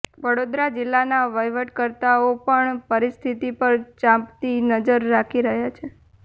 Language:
Gujarati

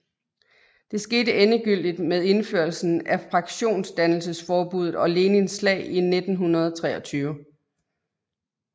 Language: Danish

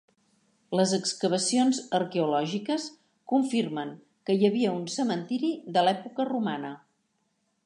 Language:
Catalan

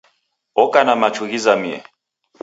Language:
Taita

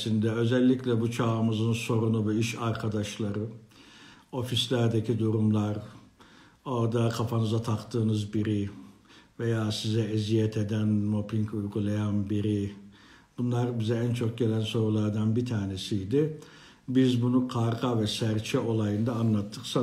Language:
Turkish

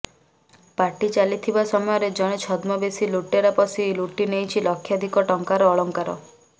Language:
Odia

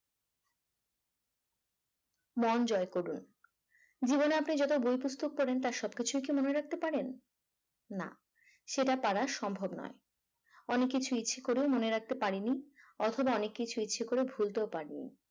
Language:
Bangla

